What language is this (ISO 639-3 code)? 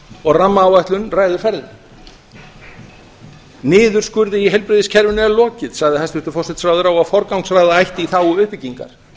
isl